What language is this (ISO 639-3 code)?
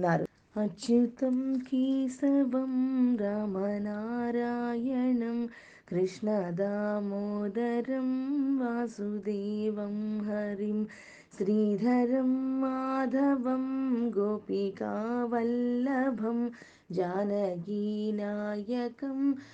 tel